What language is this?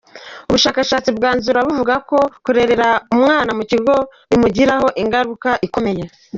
Kinyarwanda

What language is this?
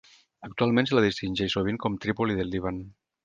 Catalan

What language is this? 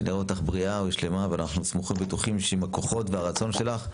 Hebrew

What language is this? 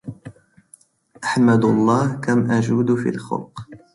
Arabic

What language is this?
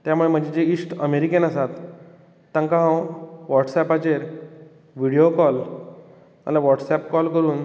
Konkani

